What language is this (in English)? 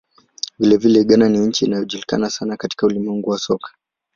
Swahili